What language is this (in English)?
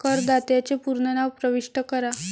Marathi